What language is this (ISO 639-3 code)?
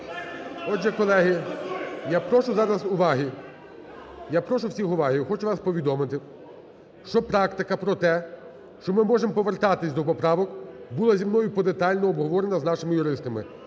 ukr